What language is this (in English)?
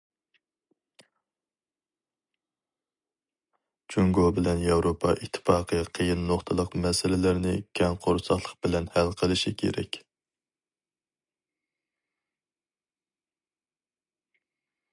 Uyghur